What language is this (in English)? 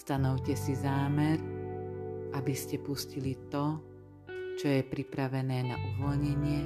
Slovak